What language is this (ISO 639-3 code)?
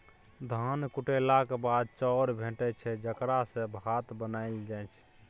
mai